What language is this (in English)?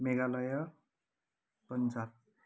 Nepali